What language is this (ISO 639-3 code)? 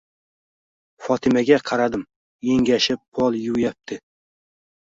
uzb